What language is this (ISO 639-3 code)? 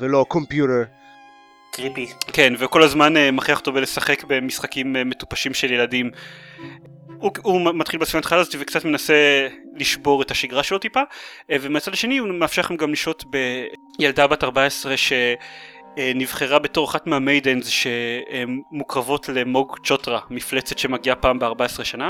heb